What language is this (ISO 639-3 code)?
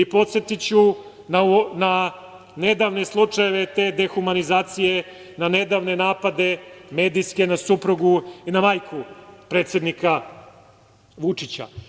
srp